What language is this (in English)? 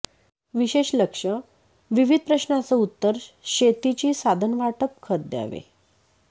Marathi